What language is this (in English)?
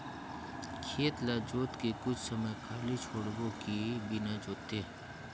Chhattisgarhi